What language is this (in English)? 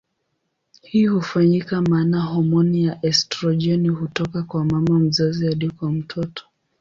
Swahili